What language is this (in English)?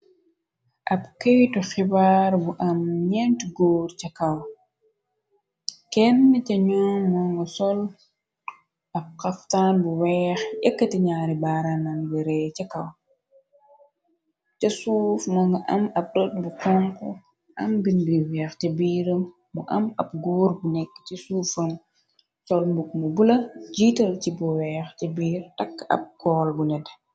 Wolof